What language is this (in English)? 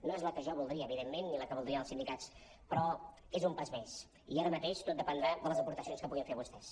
Catalan